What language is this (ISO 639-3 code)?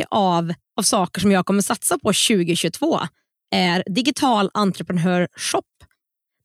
swe